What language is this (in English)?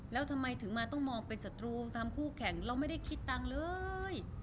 Thai